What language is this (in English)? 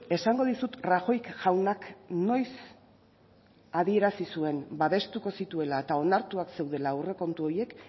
Basque